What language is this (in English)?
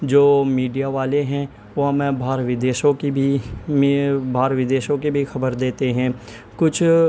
Urdu